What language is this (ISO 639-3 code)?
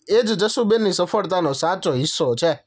guj